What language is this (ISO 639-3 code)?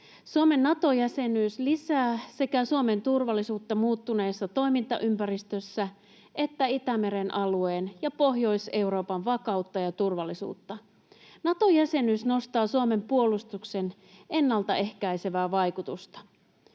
fin